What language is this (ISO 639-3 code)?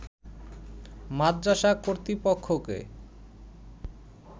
ben